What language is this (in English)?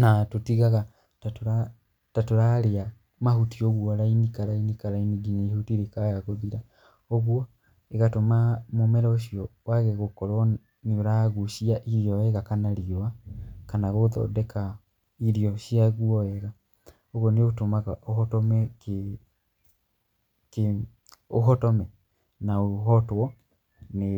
Kikuyu